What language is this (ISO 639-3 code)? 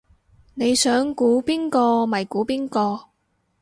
yue